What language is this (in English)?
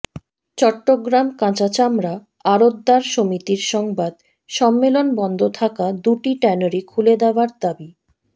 Bangla